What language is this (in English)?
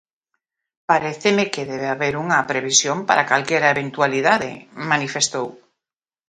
Galician